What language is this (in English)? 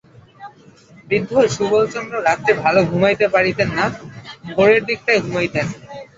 Bangla